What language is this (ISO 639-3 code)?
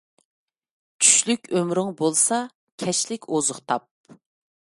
uig